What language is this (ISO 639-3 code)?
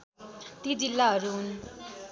nep